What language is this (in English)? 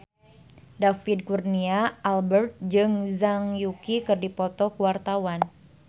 Sundanese